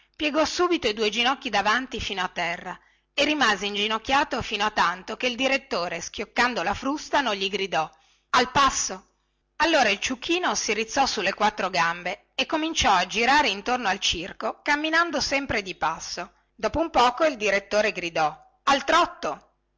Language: Italian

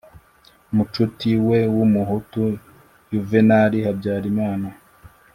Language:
Kinyarwanda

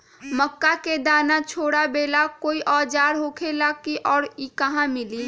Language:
Magahi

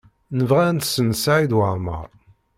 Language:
Kabyle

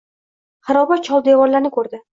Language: Uzbek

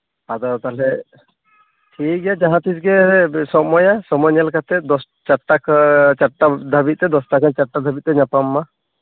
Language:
Santali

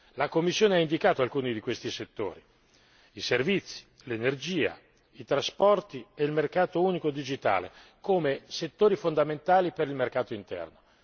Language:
Italian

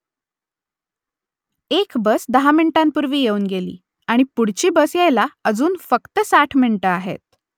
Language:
Marathi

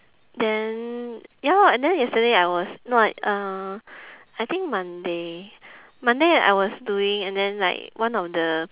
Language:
English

